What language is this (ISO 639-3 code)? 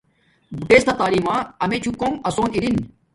dmk